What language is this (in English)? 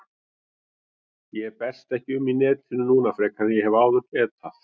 Icelandic